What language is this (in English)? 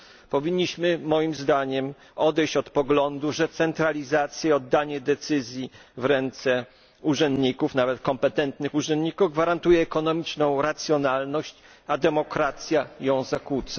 Polish